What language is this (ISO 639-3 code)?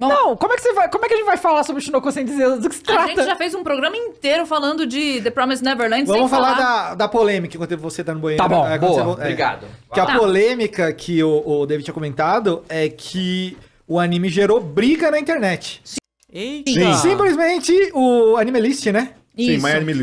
por